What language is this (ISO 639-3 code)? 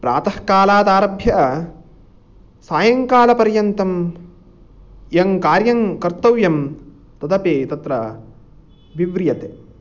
san